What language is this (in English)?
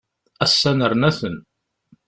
Kabyle